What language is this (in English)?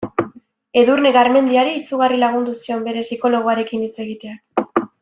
Basque